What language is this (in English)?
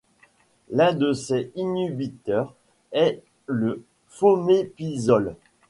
French